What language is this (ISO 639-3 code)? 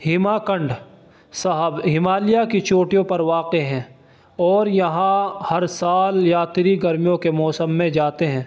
urd